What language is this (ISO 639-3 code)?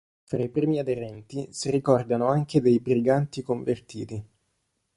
ita